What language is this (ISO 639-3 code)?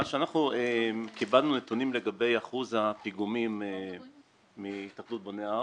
heb